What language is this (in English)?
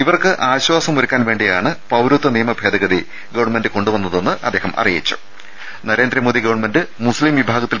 Malayalam